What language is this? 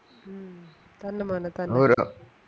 Malayalam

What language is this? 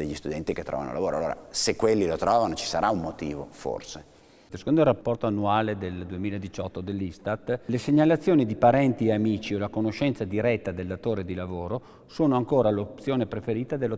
Italian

